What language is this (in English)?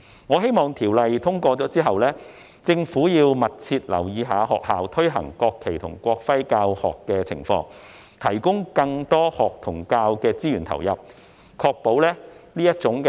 Cantonese